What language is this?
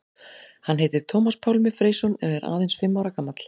Icelandic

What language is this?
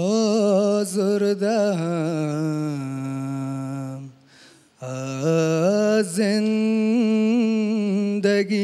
Persian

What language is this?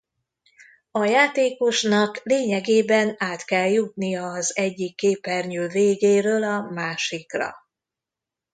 Hungarian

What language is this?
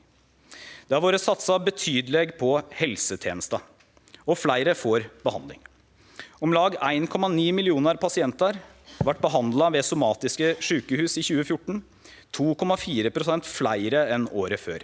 Norwegian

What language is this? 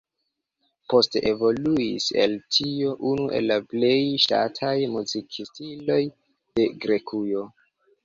Esperanto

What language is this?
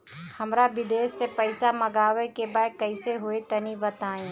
Bhojpuri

